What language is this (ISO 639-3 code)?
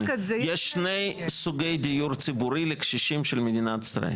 heb